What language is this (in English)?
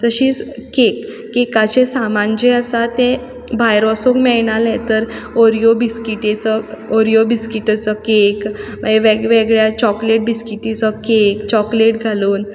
Konkani